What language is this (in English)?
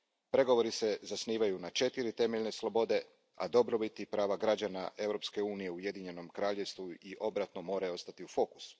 Croatian